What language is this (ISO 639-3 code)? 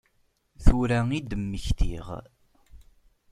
kab